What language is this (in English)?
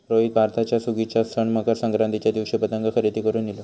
Marathi